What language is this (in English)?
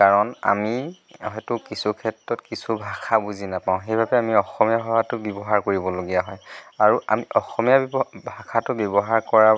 Assamese